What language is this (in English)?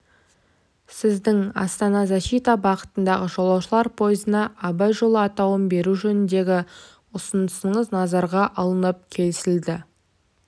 Kazakh